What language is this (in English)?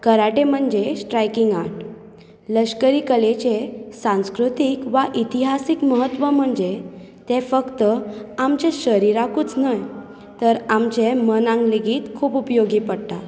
Konkani